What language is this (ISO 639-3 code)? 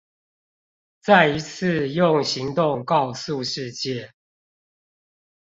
zho